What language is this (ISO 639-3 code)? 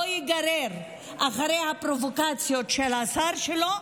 heb